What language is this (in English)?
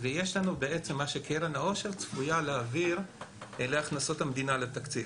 Hebrew